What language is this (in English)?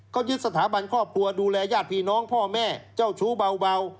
Thai